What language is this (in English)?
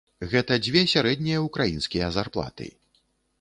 Belarusian